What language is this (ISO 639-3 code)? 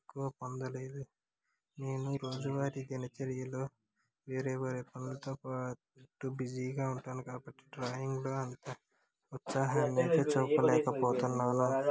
tel